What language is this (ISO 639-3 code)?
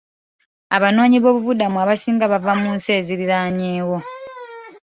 lug